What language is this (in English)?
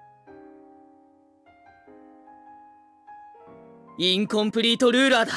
Japanese